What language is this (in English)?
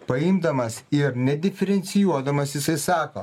Lithuanian